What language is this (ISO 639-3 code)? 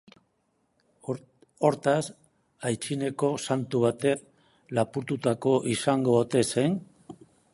eus